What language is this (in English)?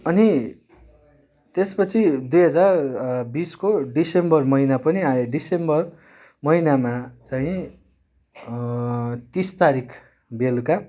Nepali